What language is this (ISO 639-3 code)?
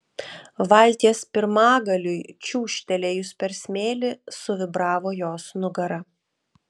lit